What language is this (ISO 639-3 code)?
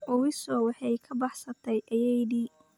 som